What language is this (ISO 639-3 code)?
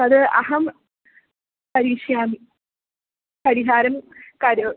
san